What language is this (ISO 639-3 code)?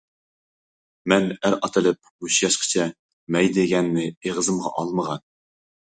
uig